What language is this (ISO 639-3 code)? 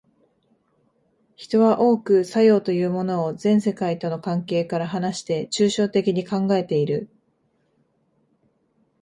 jpn